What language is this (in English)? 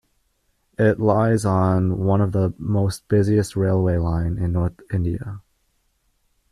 English